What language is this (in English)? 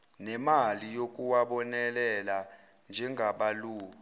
Zulu